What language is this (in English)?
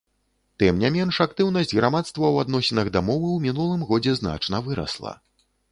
Belarusian